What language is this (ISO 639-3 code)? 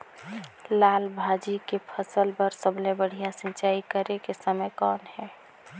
hne